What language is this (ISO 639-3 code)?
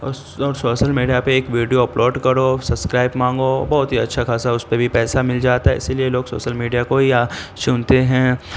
urd